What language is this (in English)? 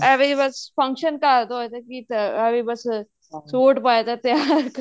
Punjabi